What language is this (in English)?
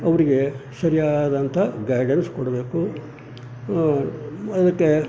Kannada